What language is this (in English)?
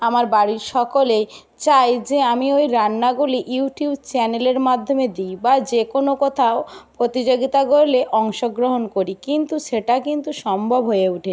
Bangla